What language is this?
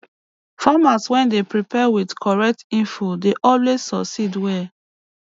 Nigerian Pidgin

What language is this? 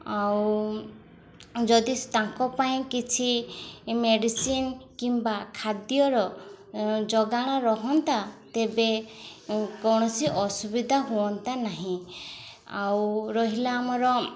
Odia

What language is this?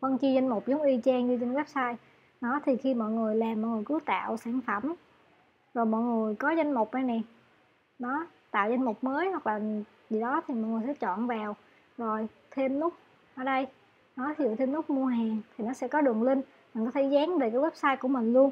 Vietnamese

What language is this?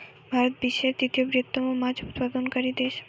Bangla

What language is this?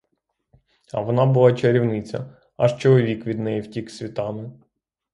Ukrainian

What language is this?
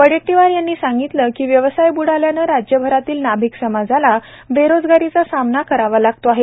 Marathi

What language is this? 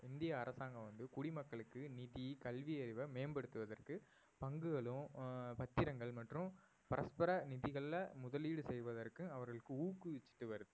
Tamil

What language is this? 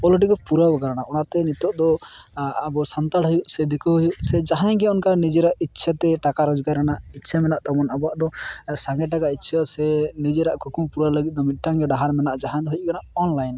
Santali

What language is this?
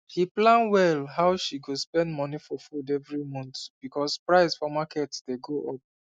Nigerian Pidgin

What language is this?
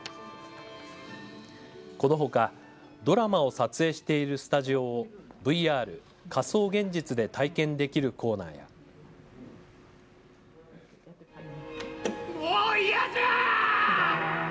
Japanese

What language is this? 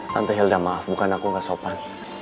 Indonesian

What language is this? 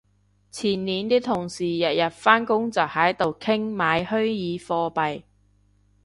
Cantonese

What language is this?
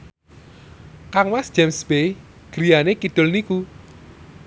Javanese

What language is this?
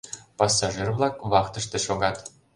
Mari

